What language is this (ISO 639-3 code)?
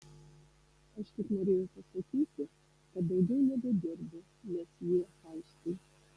lit